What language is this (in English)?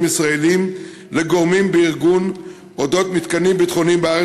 Hebrew